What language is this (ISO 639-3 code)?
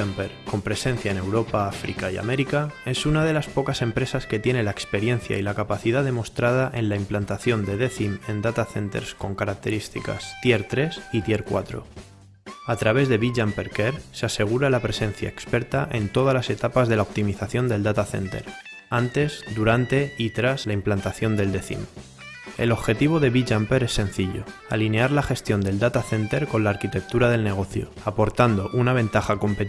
spa